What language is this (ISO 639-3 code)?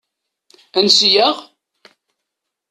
kab